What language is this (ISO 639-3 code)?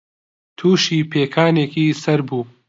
ckb